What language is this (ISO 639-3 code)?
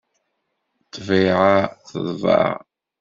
kab